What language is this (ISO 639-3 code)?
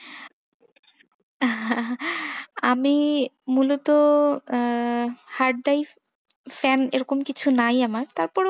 ben